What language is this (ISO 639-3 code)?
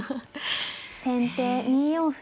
jpn